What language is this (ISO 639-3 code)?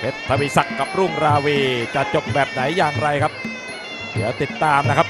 tha